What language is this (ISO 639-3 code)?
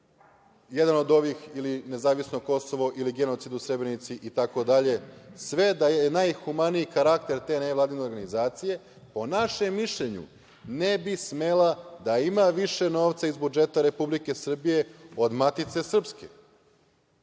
srp